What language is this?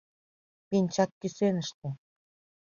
Mari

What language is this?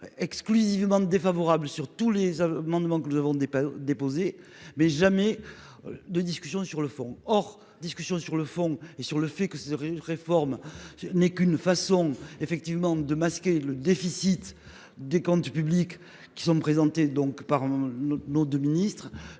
French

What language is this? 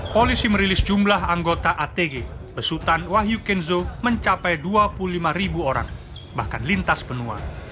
Indonesian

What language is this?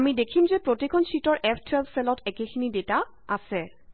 Assamese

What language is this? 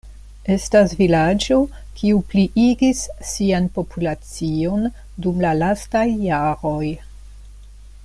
Esperanto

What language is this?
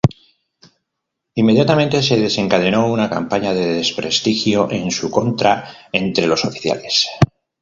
Spanish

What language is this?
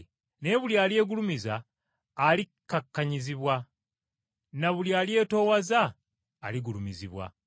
Ganda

